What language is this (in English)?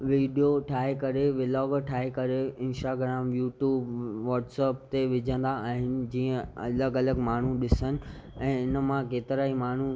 Sindhi